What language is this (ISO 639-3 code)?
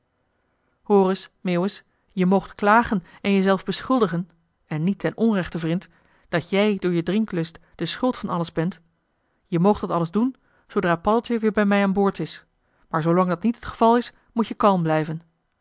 nld